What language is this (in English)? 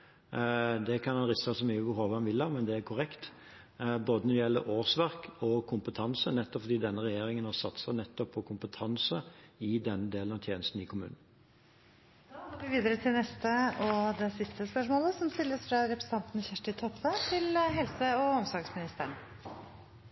Norwegian